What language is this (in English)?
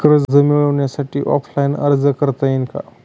Marathi